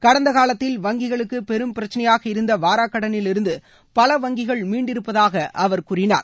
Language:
Tamil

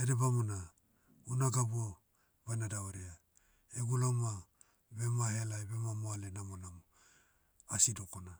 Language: Motu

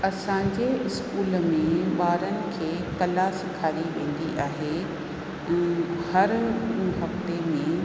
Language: Sindhi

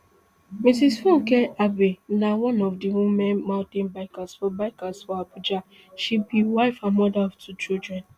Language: Nigerian Pidgin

